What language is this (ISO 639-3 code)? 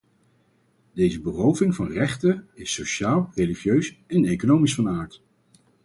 nld